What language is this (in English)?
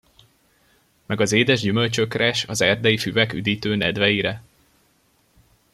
Hungarian